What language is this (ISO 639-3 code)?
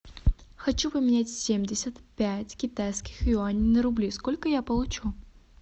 rus